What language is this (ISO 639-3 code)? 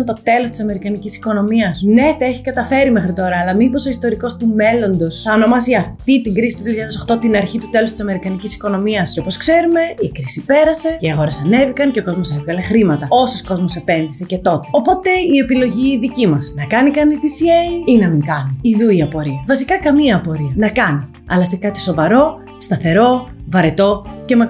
ell